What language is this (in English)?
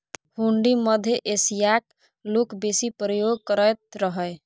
Maithili